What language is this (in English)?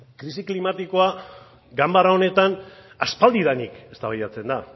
Basque